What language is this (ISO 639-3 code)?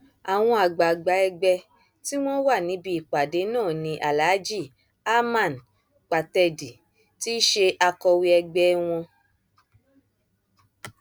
yor